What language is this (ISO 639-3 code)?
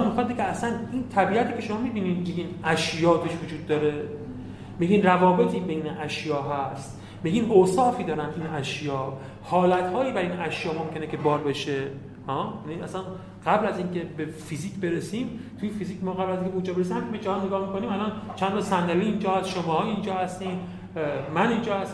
fas